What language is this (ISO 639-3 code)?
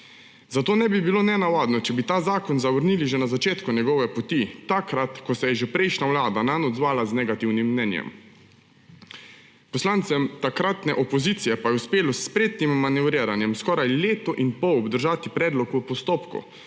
slv